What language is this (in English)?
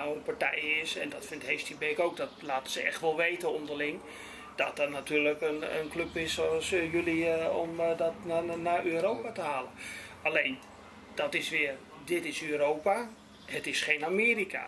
Dutch